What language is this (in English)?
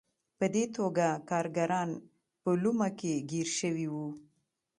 Pashto